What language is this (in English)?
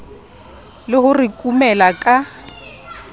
Southern Sotho